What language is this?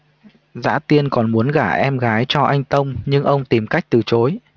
Vietnamese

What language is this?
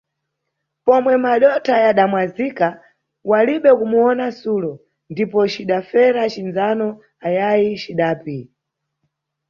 Nyungwe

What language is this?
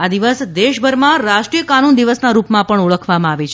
Gujarati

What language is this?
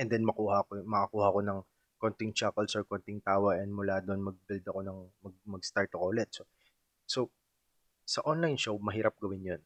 Filipino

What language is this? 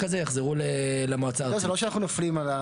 Hebrew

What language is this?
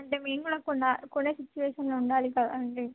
Telugu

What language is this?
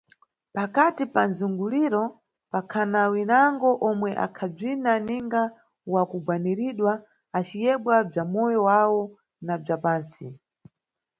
Nyungwe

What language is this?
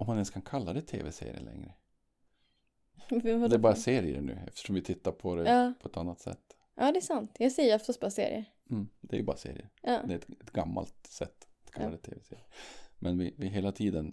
Swedish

